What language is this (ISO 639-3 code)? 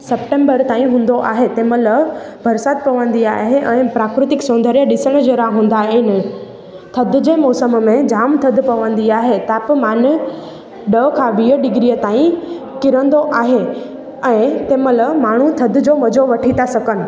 snd